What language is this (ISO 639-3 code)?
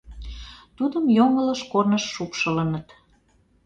chm